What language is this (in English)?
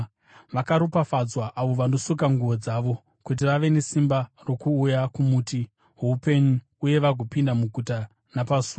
Shona